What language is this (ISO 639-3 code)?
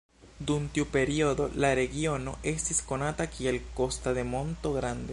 epo